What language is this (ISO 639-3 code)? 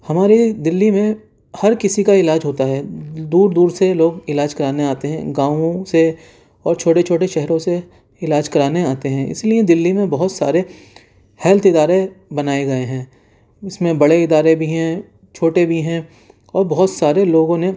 urd